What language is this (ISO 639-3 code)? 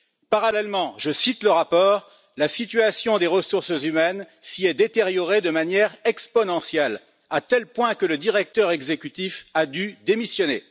fra